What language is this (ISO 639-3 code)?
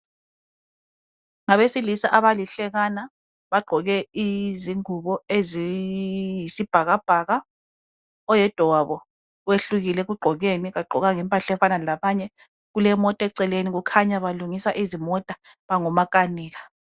nde